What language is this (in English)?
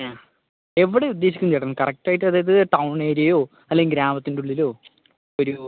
Malayalam